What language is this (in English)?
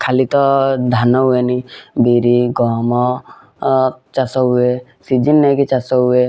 Odia